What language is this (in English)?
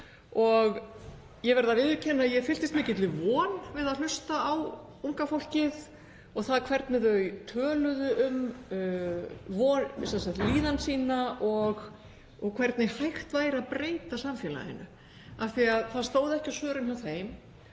Icelandic